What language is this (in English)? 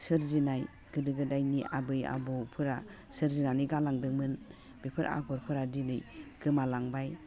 Bodo